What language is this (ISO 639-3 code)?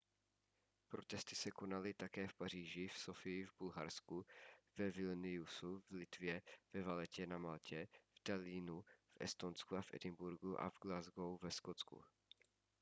ces